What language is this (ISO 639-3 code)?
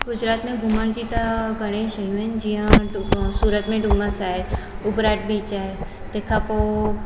snd